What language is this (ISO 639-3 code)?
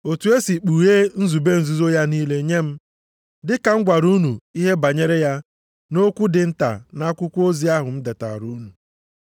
ibo